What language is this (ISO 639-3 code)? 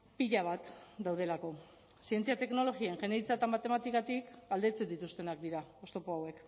eus